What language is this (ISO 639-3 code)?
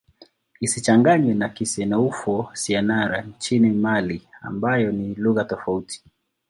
swa